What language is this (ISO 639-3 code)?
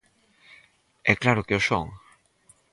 glg